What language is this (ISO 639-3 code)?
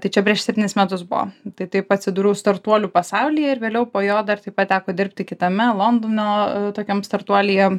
lit